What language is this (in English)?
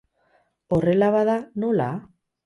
Basque